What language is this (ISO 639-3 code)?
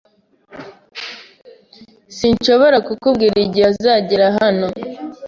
kin